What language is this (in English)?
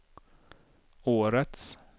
Swedish